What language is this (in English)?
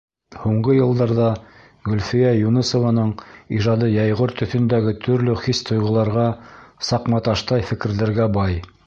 Bashkir